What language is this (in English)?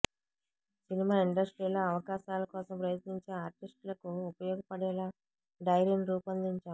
Telugu